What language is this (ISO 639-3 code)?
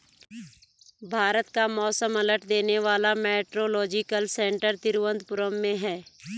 hin